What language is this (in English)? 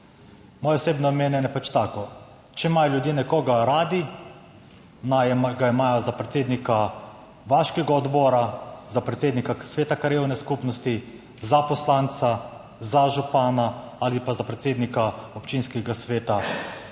Slovenian